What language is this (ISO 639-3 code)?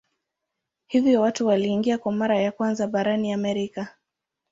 swa